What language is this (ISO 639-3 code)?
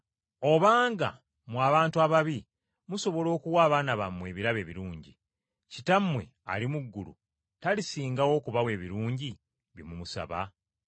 lug